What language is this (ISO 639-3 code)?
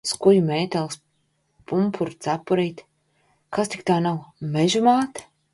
lav